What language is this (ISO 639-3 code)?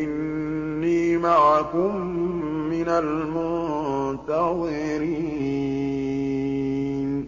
ara